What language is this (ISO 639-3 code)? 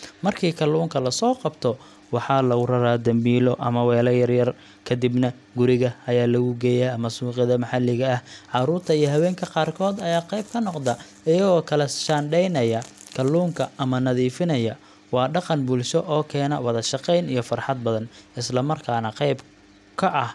som